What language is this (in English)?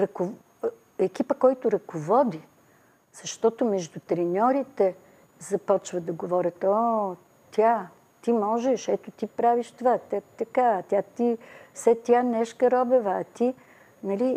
Bulgarian